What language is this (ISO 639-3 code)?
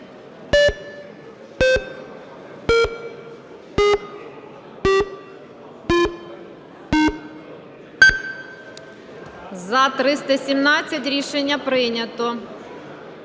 ukr